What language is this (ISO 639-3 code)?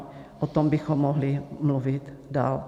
ces